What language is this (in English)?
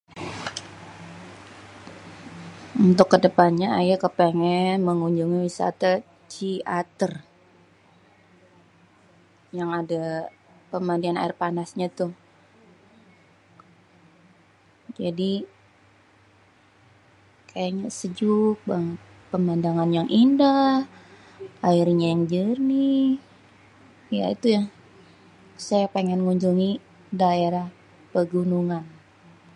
Betawi